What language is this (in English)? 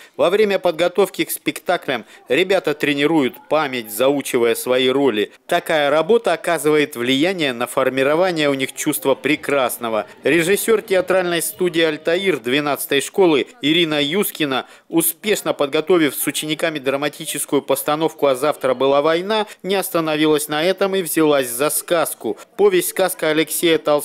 Russian